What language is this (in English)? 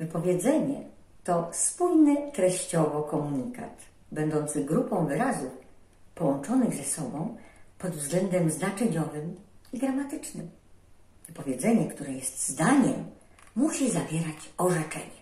Polish